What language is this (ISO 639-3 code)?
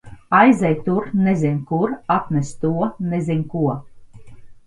lav